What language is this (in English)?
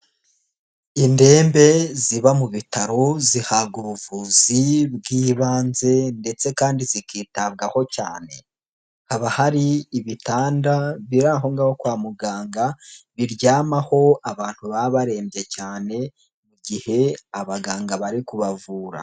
Kinyarwanda